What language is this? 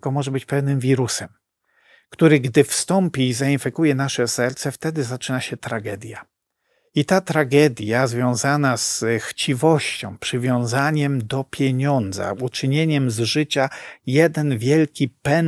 Polish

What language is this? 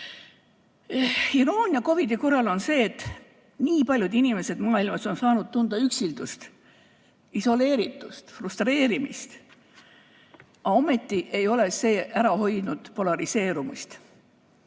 Estonian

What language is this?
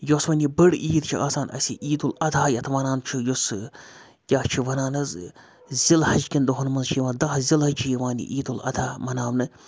Kashmiri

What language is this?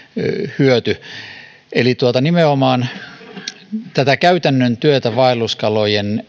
Finnish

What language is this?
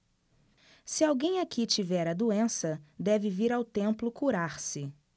Portuguese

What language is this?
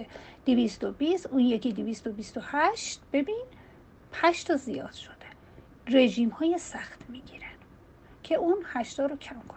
Persian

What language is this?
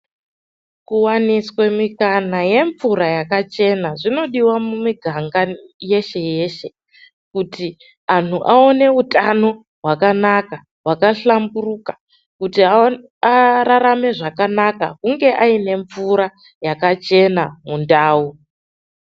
Ndau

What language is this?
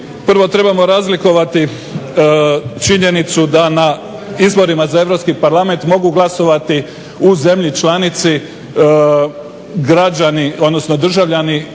Croatian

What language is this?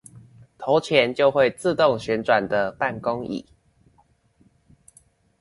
Chinese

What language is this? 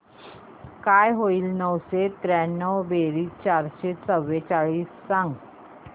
Marathi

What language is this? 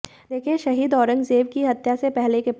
Hindi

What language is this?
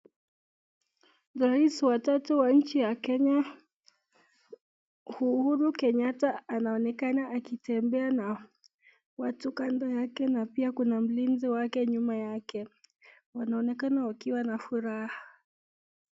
Swahili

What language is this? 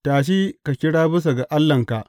Hausa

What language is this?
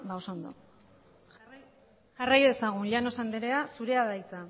Basque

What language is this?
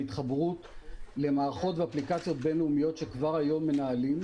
Hebrew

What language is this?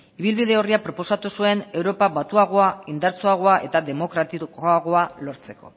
Basque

